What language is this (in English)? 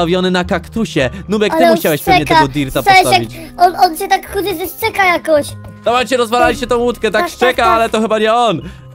Polish